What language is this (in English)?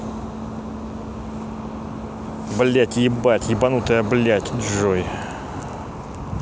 Russian